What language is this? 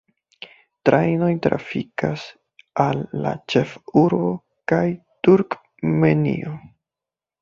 Esperanto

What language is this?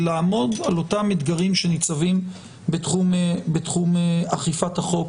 Hebrew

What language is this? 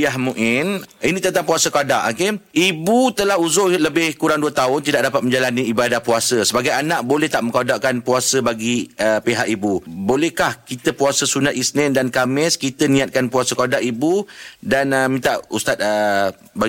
Malay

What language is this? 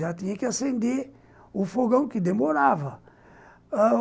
Portuguese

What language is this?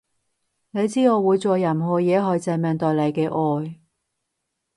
Cantonese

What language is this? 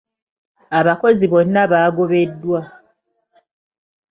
Ganda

